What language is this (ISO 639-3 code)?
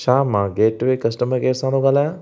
snd